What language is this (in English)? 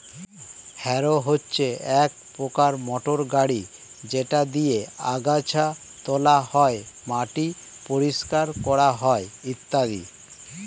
Bangla